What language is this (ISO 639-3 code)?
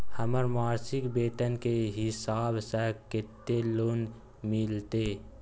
mai